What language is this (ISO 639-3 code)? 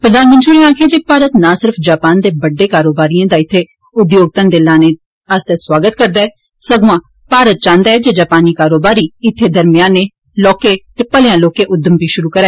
doi